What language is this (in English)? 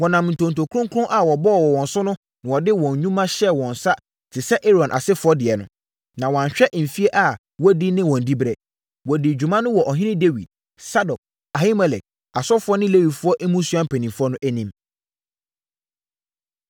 Akan